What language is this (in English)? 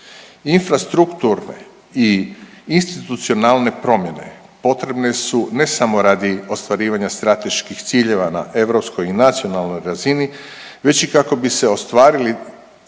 Croatian